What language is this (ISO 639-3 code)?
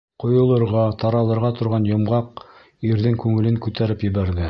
bak